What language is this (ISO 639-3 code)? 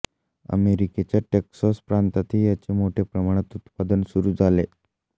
mar